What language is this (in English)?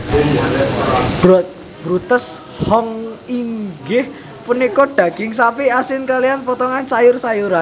Javanese